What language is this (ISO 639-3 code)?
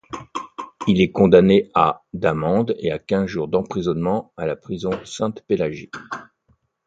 fra